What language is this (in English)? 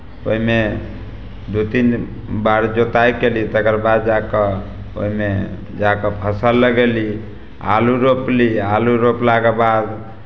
Maithili